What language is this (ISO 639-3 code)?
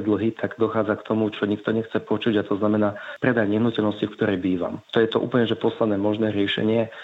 slk